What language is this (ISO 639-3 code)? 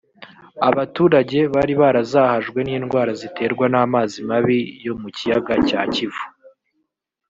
kin